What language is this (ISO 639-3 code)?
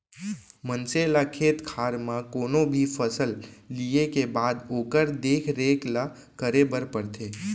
hne